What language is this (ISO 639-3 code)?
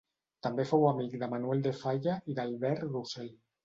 cat